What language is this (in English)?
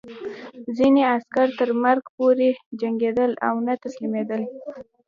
Pashto